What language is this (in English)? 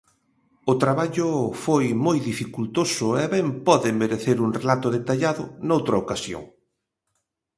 Galician